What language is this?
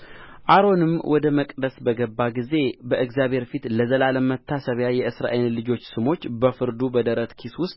Amharic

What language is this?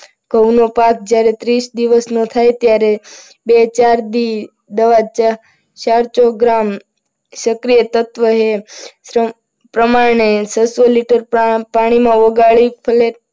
Gujarati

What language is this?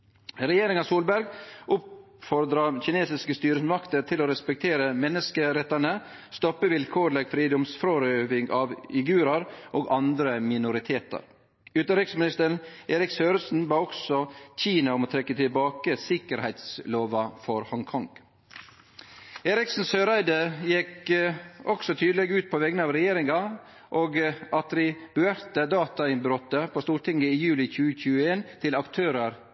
Norwegian Nynorsk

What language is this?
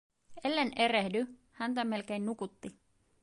Finnish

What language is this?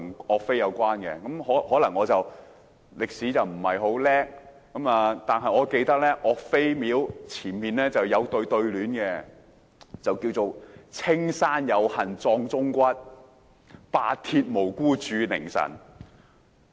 Cantonese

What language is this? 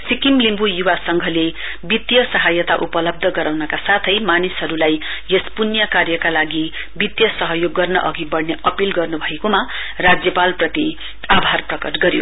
Nepali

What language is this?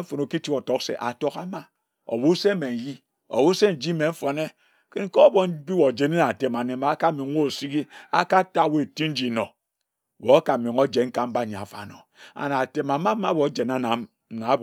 Ejagham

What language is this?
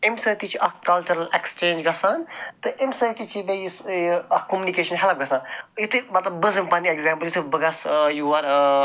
Kashmiri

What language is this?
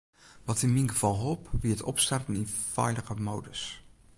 Western Frisian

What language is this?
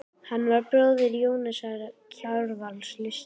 Icelandic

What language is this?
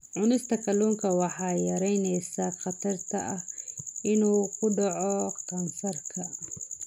Somali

